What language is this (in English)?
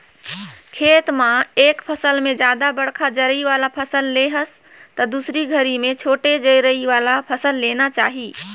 Chhattisgarhi